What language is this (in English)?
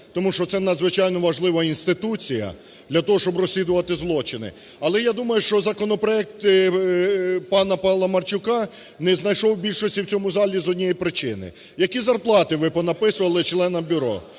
Ukrainian